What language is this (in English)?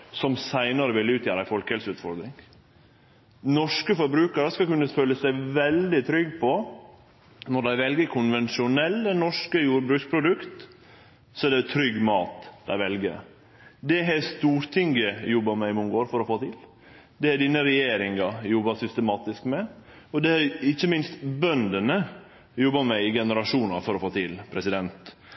Norwegian Nynorsk